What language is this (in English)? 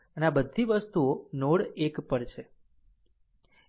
Gujarati